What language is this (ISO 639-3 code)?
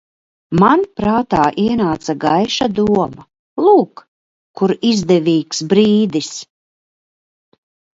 lav